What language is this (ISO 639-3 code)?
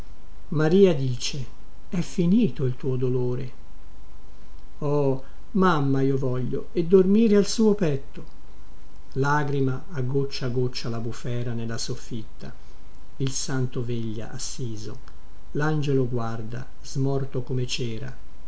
ita